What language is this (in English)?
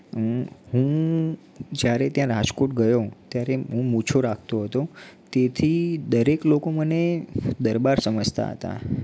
Gujarati